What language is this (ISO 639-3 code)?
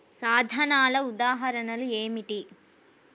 tel